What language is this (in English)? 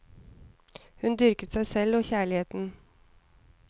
Norwegian